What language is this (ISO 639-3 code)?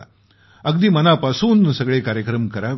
mar